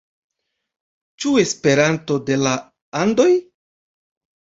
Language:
Esperanto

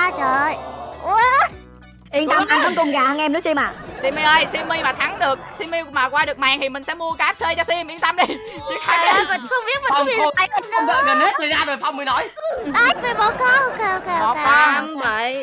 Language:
Vietnamese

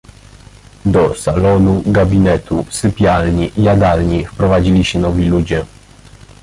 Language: Polish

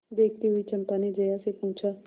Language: Hindi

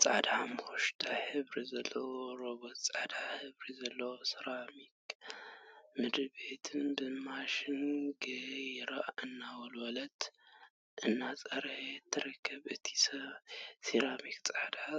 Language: Tigrinya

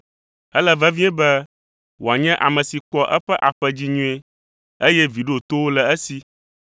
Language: Ewe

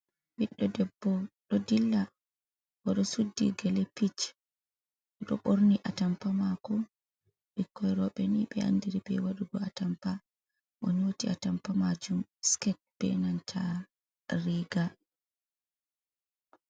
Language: Fula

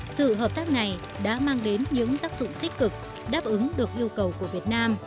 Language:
Vietnamese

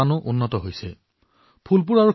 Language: Assamese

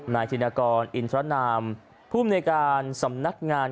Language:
Thai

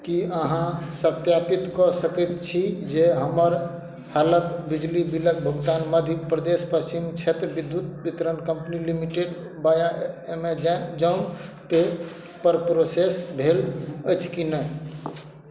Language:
Maithili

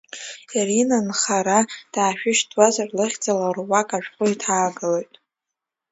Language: Abkhazian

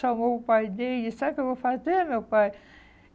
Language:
Portuguese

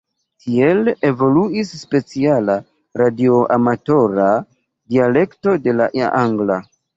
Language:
Esperanto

